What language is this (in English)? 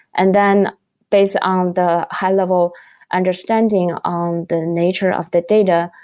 English